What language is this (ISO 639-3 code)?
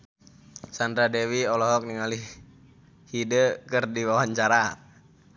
sun